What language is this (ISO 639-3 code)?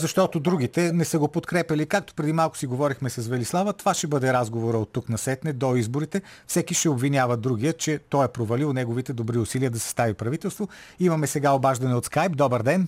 bul